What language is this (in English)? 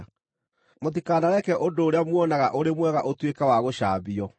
Kikuyu